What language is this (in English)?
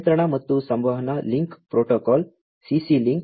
Kannada